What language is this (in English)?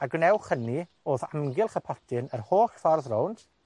Welsh